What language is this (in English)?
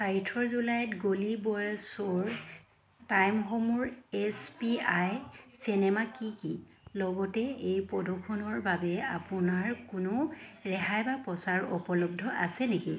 Assamese